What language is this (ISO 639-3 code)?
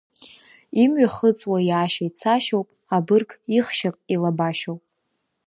abk